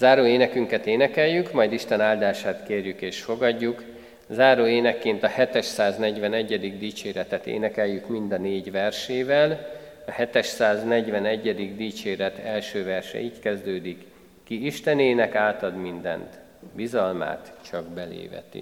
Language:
Hungarian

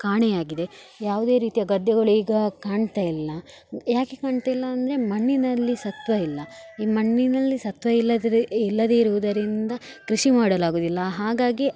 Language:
Kannada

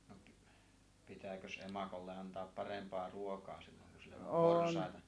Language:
Finnish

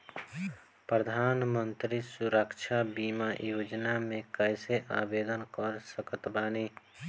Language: Bhojpuri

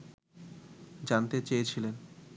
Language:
Bangla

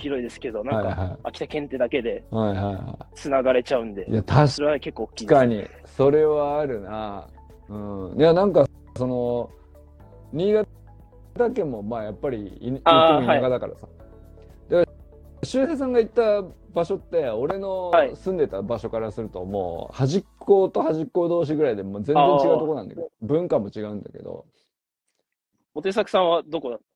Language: Japanese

